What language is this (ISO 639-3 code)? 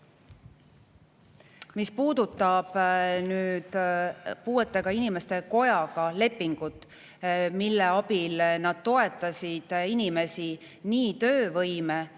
est